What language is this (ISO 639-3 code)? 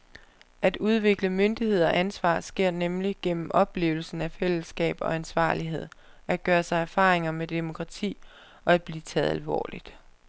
dan